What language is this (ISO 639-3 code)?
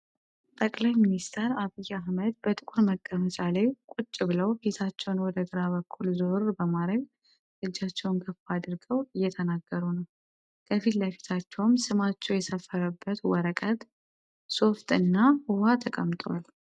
amh